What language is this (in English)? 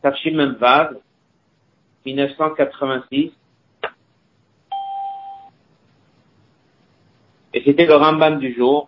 French